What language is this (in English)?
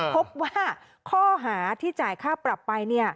Thai